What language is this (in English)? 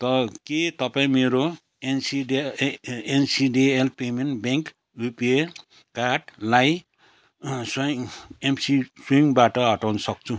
Nepali